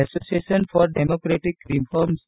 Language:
Gujarati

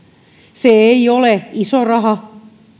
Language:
Finnish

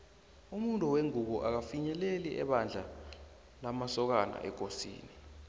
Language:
South Ndebele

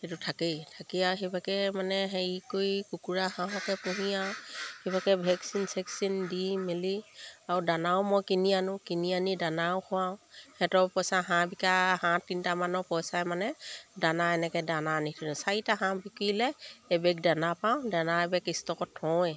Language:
Assamese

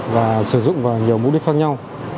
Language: Vietnamese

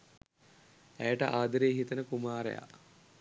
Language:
Sinhala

